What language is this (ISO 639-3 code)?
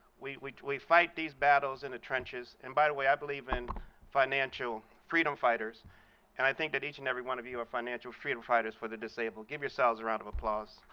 eng